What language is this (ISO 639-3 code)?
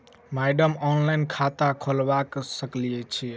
mai